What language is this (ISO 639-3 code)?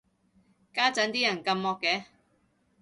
yue